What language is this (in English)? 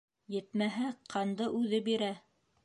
Bashkir